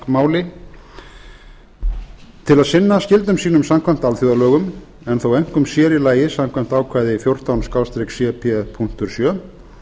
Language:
Icelandic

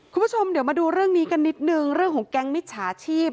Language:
Thai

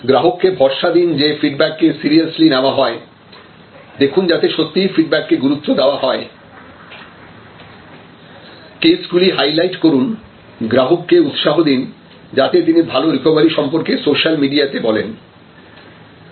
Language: Bangla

